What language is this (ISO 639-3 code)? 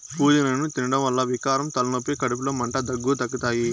tel